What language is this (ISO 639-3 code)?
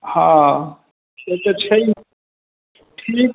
mai